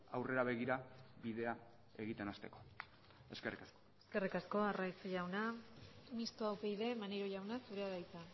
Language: Basque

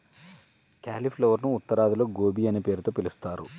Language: Telugu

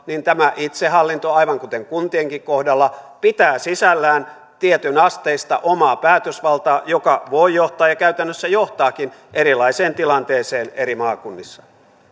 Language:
Finnish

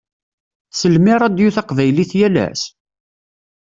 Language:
Kabyle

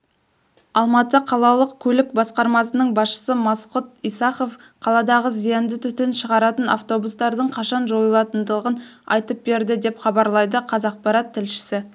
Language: Kazakh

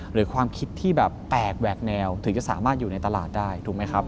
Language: Thai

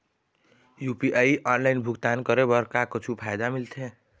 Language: Chhattisgarhi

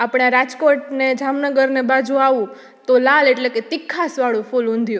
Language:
Gujarati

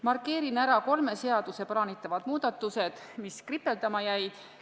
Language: Estonian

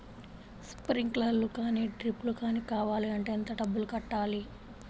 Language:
Telugu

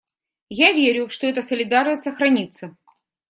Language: Russian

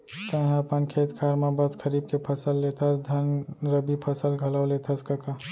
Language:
Chhattisgarhi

